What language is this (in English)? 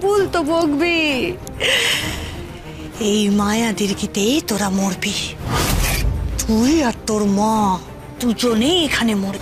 Romanian